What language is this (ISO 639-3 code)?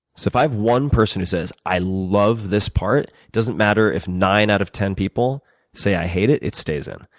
eng